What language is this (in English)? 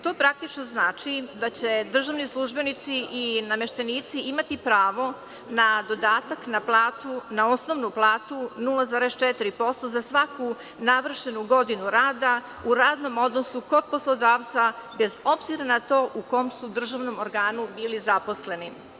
Serbian